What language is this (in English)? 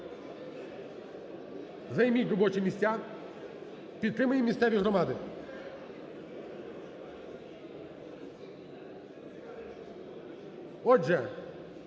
Ukrainian